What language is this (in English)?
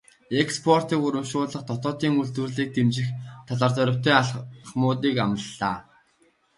Mongolian